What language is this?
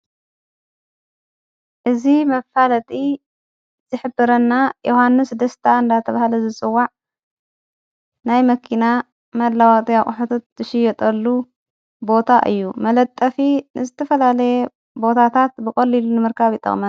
Tigrinya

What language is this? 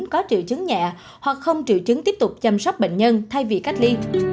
Vietnamese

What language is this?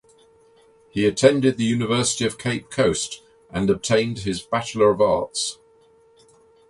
English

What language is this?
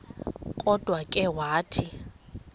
Xhosa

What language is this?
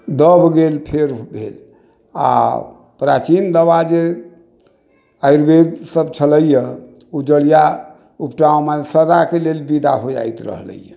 Maithili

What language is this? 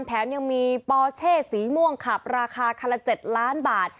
Thai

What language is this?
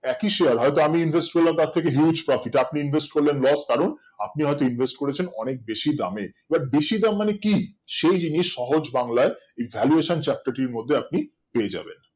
Bangla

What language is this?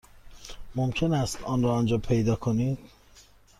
Persian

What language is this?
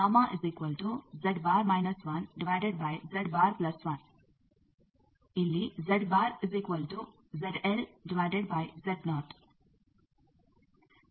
Kannada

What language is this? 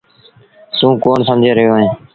Sindhi Bhil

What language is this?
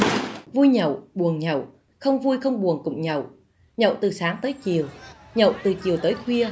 Vietnamese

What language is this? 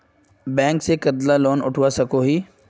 Magahi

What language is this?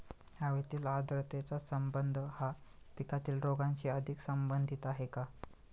Marathi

